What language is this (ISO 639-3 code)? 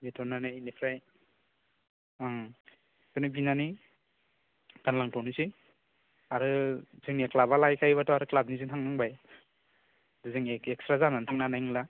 brx